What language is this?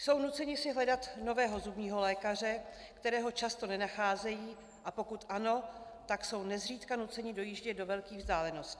Czech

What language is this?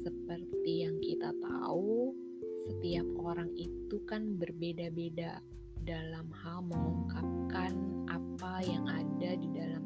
Indonesian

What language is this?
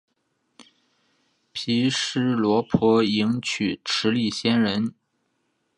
Chinese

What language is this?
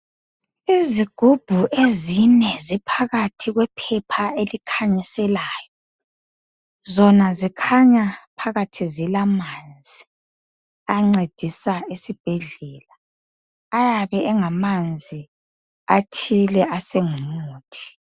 North Ndebele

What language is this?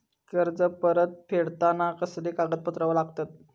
Marathi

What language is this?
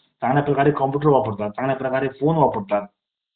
Marathi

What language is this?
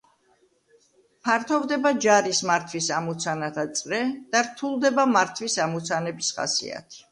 Georgian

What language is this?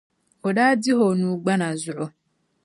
Dagbani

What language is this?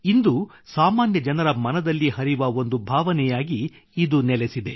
Kannada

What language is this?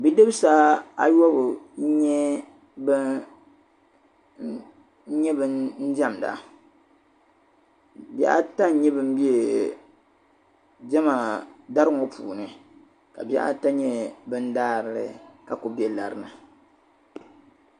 Dagbani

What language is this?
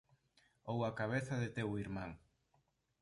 Galician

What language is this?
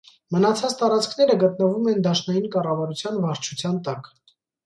Armenian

